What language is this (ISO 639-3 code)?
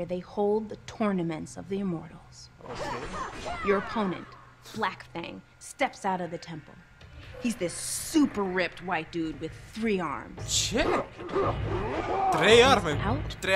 ron